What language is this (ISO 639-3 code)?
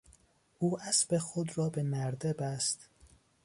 fas